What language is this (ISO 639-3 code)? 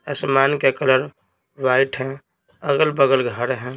hin